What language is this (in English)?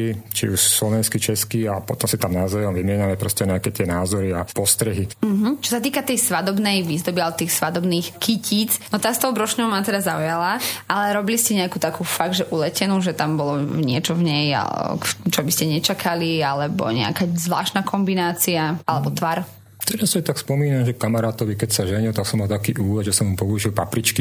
Slovak